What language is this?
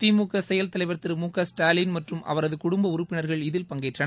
Tamil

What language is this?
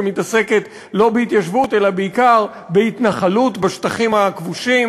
Hebrew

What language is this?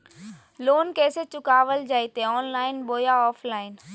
Magahi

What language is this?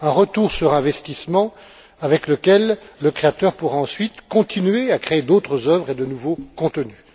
French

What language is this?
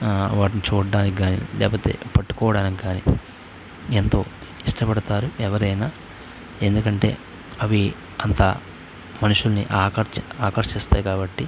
Telugu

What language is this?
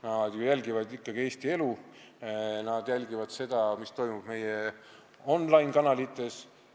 Estonian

